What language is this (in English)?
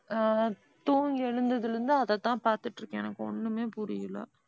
Tamil